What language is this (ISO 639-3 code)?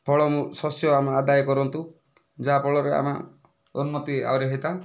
ori